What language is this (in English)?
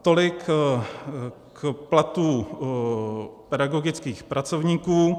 Czech